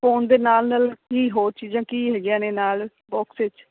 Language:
Punjabi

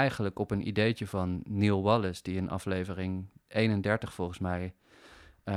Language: Dutch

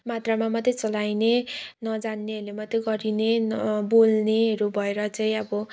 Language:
Nepali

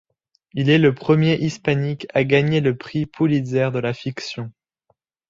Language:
French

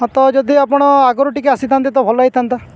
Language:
Odia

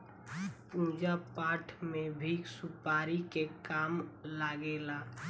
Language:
Bhojpuri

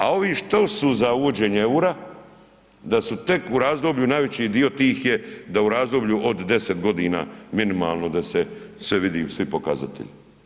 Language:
Croatian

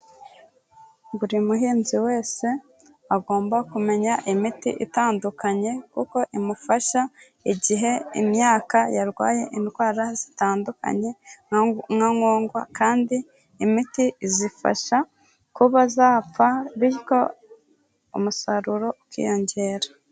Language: Kinyarwanda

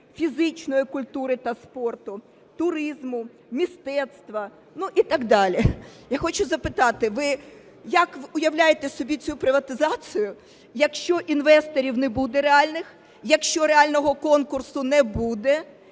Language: Ukrainian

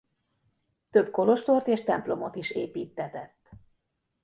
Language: Hungarian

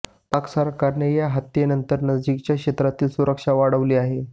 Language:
Marathi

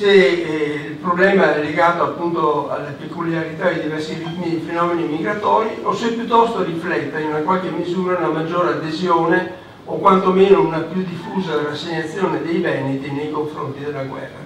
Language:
Italian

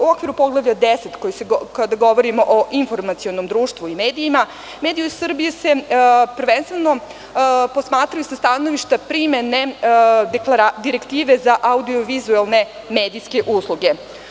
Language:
Serbian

